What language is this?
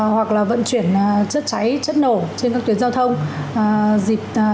Vietnamese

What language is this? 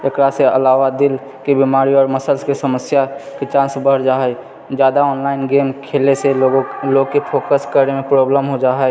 Maithili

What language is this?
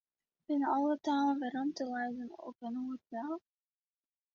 Western Frisian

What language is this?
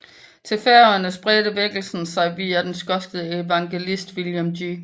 Danish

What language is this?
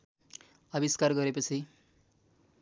Nepali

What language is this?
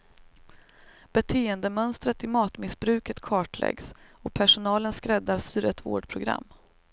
Swedish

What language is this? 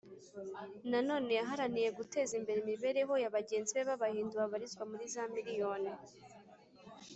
Kinyarwanda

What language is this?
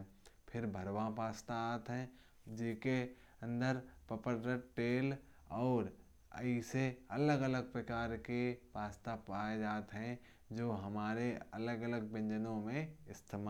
Kanauji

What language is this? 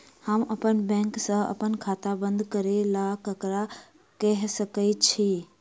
Maithili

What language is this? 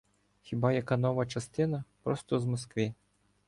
Ukrainian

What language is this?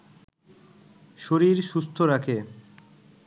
Bangla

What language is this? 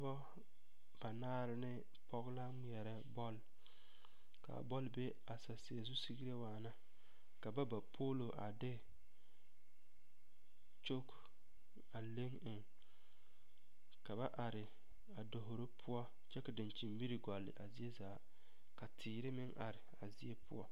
Southern Dagaare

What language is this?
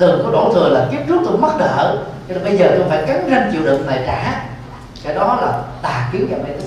Vietnamese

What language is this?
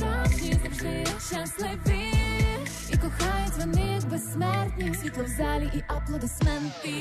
Ukrainian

